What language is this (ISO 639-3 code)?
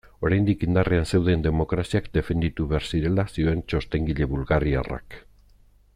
eus